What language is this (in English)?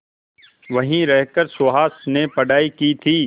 Hindi